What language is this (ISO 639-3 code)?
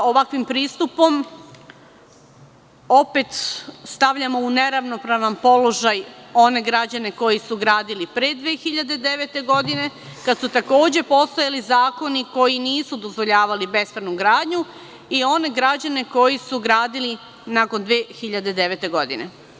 srp